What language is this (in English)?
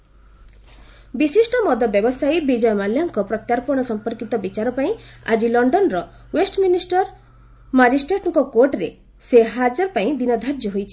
Odia